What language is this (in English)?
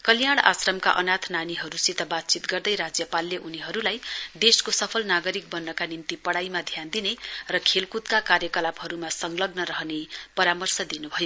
Nepali